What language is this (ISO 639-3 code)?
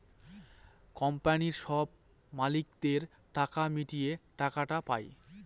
ben